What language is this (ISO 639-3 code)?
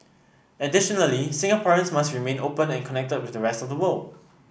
eng